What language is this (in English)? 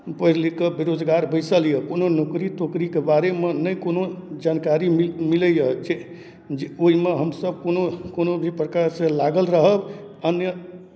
Maithili